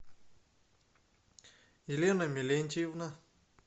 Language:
Russian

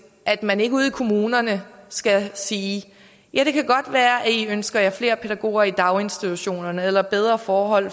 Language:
Danish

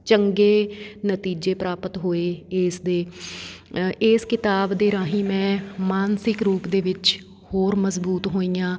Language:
Punjabi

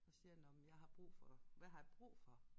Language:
Danish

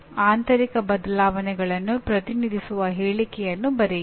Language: Kannada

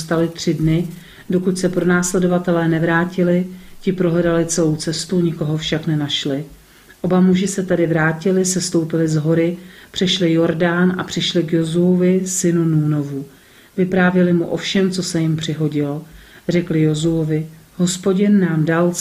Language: Czech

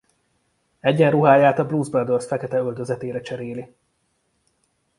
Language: Hungarian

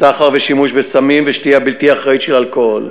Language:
Hebrew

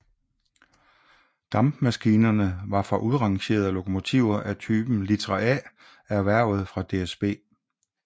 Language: Danish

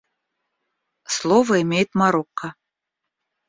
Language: Russian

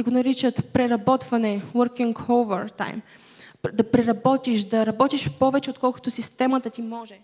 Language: Bulgarian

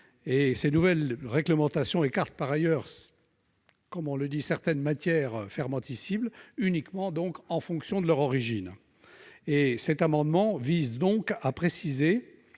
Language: French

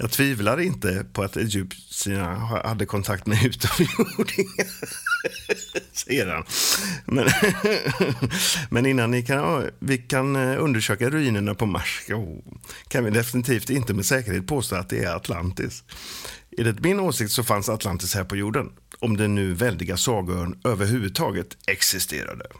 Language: Swedish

